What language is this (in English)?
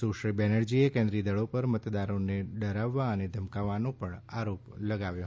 Gujarati